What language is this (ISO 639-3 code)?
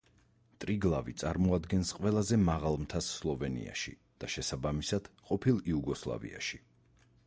kat